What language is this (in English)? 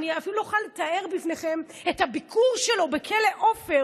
Hebrew